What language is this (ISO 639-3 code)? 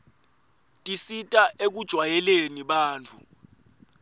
ssw